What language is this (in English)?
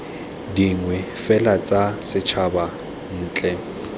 Tswana